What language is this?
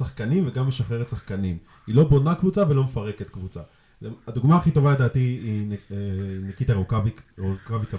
Hebrew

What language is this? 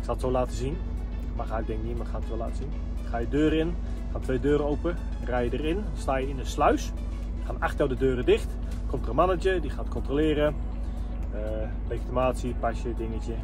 Dutch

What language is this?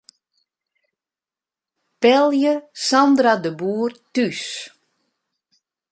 Western Frisian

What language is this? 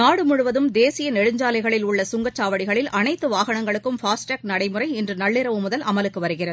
Tamil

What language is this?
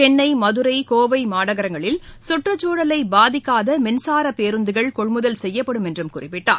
Tamil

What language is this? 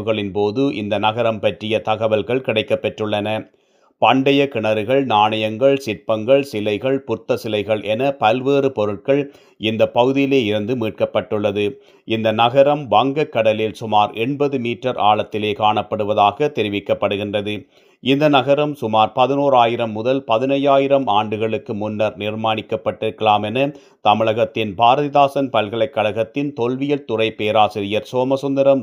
Tamil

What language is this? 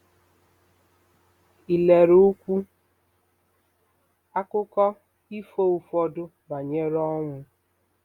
Igbo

